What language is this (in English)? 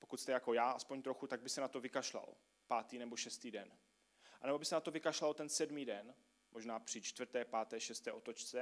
Czech